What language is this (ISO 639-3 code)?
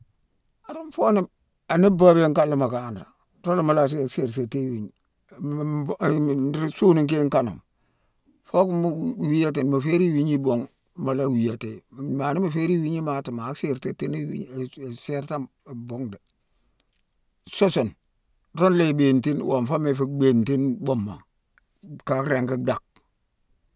msw